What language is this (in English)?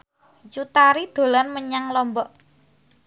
Javanese